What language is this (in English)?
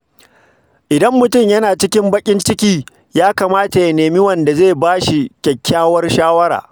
Hausa